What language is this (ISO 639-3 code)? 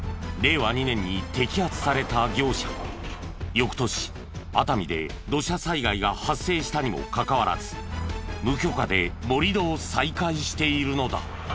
jpn